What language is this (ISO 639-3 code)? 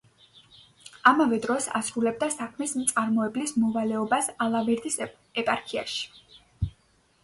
kat